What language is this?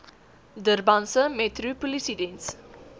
Afrikaans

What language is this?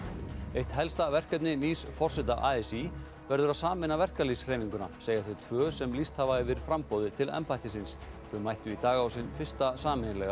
Icelandic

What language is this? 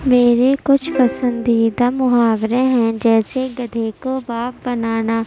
Urdu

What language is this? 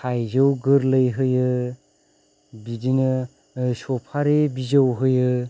Bodo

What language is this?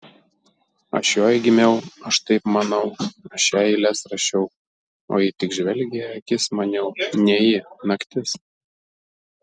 Lithuanian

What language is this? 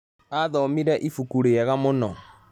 Kikuyu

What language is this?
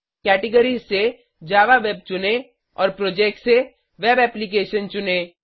Hindi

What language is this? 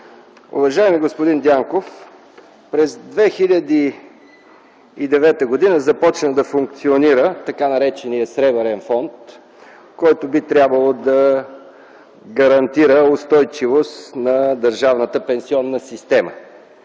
Bulgarian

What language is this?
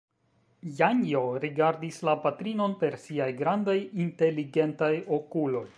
Esperanto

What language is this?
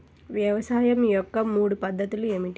Telugu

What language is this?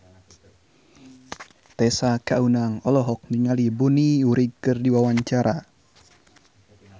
Sundanese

